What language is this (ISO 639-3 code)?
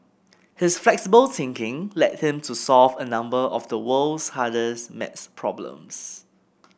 eng